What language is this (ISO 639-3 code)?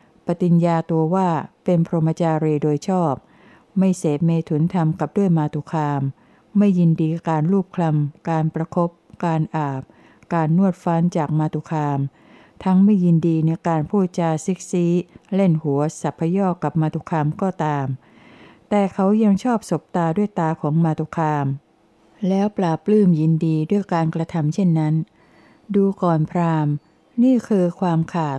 tha